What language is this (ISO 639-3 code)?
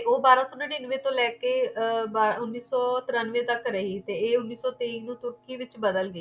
pan